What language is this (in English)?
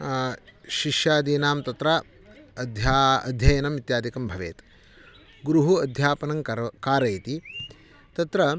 Sanskrit